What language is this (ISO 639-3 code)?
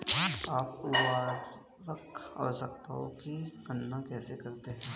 hin